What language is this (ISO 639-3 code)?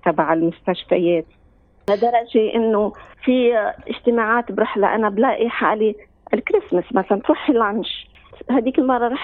ara